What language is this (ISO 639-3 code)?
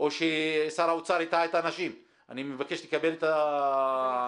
heb